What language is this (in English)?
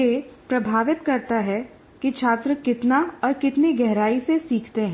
Hindi